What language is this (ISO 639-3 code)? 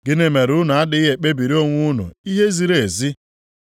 ibo